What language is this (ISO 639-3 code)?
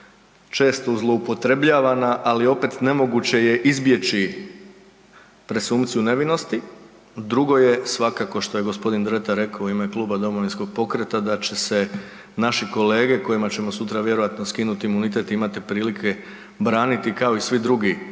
hrv